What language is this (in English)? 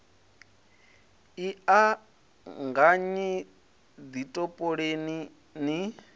Venda